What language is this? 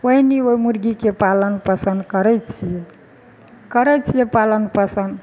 Maithili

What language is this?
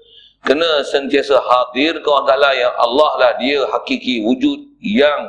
Malay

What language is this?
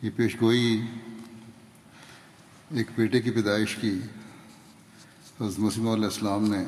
Urdu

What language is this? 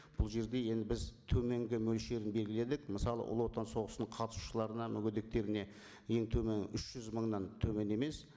Kazakh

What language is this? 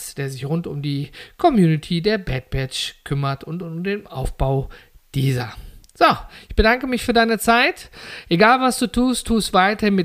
German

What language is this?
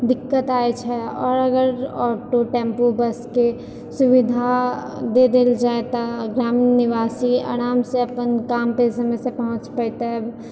Maithili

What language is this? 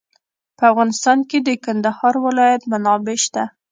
Pashto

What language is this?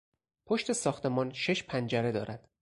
Persian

